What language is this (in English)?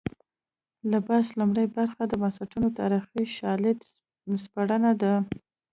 Pashto